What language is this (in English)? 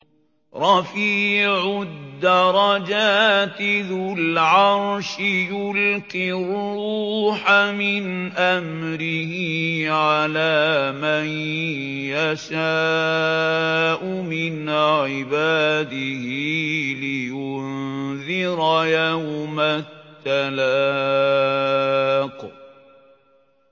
Arabic